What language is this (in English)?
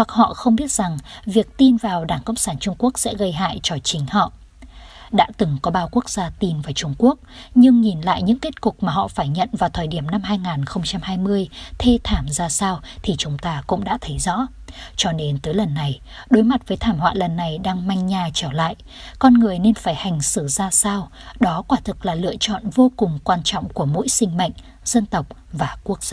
Vietnamese